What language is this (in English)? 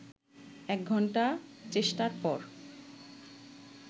Bangla